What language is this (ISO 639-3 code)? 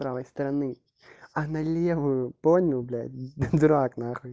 rus